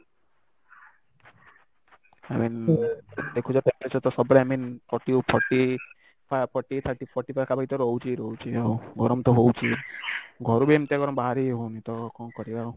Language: Odia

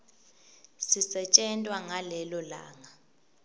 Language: Swati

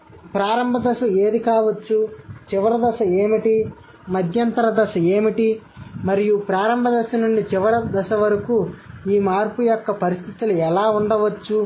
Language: Telugu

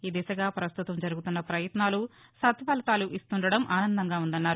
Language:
Telugu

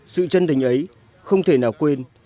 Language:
Vietnamese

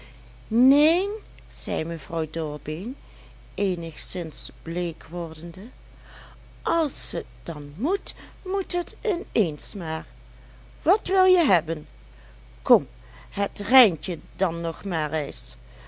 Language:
Dutch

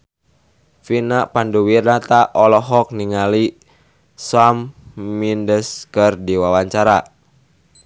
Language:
Sundanese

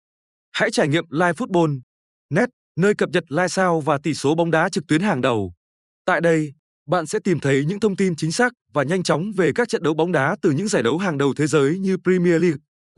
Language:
Vietnamese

